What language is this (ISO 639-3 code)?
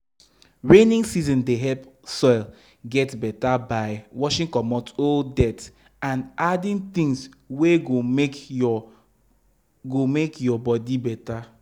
pcm